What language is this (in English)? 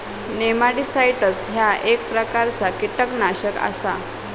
Marathi